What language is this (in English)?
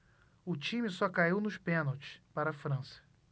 Portuguese